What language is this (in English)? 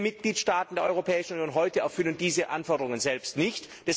German